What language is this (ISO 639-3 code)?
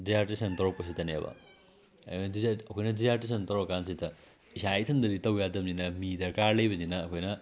mni